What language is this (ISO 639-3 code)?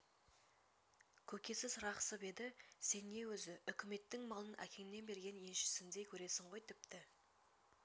kaz